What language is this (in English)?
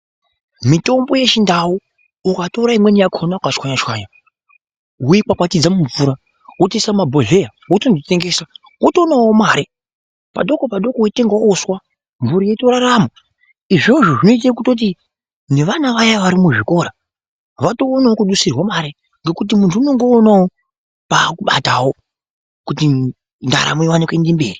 Ndau